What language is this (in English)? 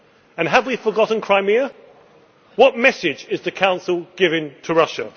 English